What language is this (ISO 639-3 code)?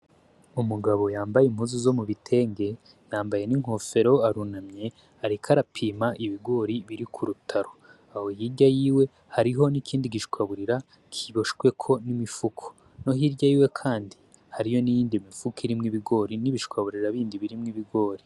run